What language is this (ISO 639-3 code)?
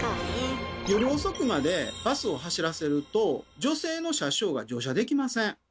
jpn